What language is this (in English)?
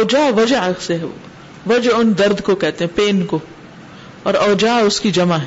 Urdu